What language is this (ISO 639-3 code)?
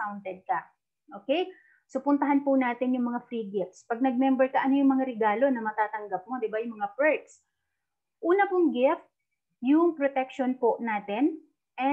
fil